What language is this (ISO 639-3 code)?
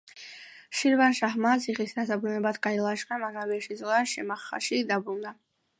kat